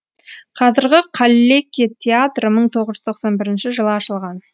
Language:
Kazakh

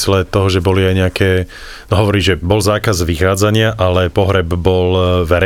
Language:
Slovak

